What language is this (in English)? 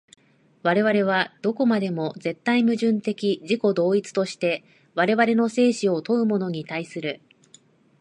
Japanese